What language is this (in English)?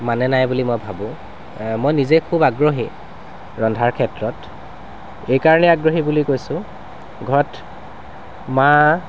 Assamese